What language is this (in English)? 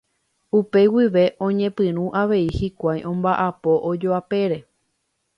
Guarani